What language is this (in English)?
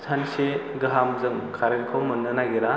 Bodo